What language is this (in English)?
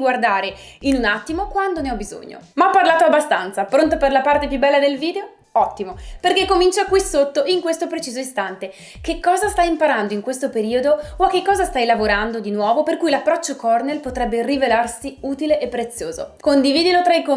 Italian